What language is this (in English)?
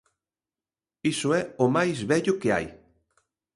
Galician